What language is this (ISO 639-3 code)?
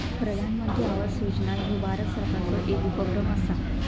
mar